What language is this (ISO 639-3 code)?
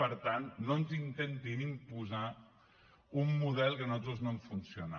cat